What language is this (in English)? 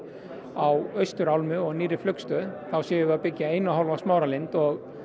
Icelandic